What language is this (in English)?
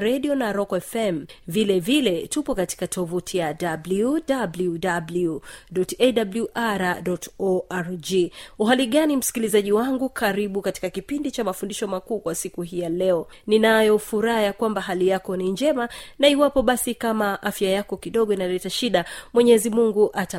Swahili